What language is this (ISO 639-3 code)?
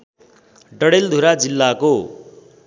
nep